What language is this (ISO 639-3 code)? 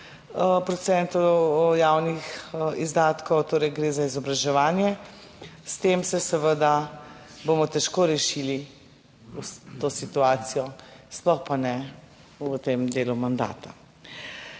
slv